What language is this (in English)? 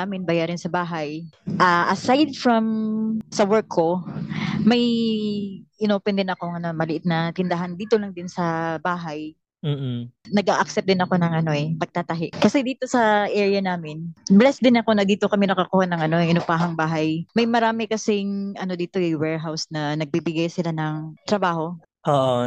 Filipino